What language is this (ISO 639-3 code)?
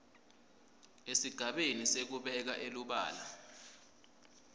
ssw